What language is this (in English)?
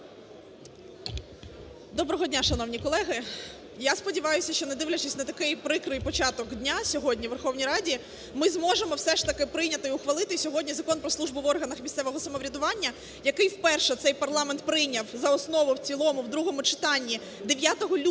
Ukrainian